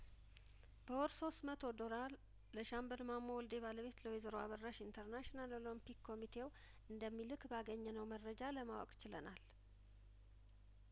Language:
Amharic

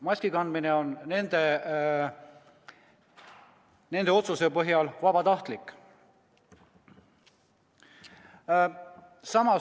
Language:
Estonian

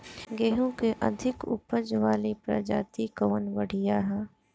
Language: Bhojpuri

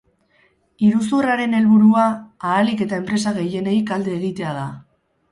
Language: Basque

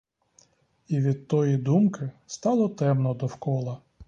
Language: Ukrainian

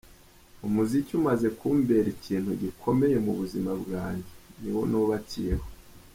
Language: Kinyarwanda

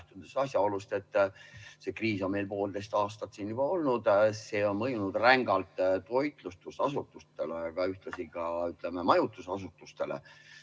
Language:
Estonian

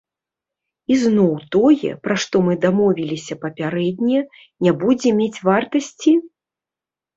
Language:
Belarusian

